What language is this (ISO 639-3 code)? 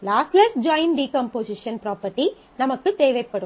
tam